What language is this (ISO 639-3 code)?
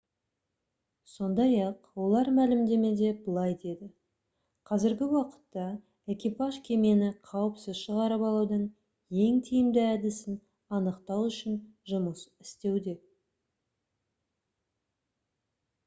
kaz